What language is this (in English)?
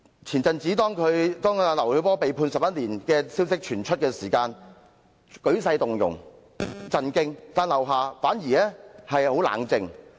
Cantonese